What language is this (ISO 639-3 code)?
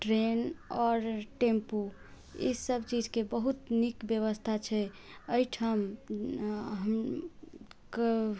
mai